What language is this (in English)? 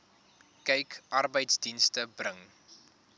Afrikaans